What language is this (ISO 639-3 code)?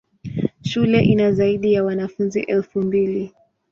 swa